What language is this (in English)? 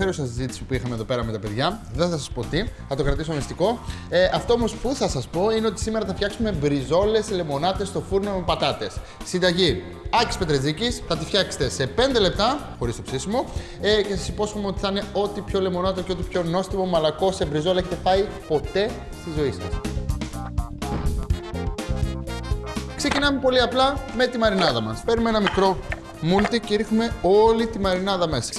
Greek